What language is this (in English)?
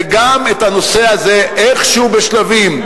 Hebrew